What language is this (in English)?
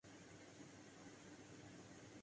Urdu